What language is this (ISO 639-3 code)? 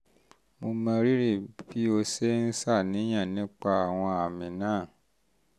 yor